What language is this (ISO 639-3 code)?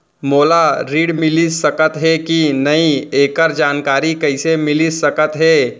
hne